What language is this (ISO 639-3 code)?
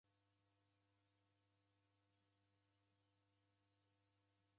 dav